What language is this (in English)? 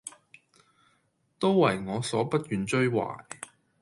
Cantonese